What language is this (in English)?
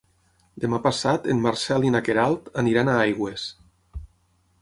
Catalan